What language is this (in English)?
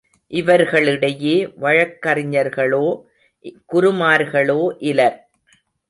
Tamil